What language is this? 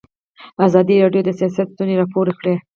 Pashto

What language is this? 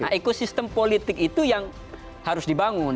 Indonesian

